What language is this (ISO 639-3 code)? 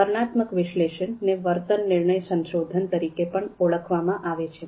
guj